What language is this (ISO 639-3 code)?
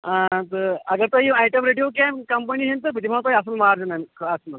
kas